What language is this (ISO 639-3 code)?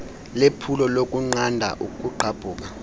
xho